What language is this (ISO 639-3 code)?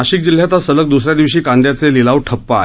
mar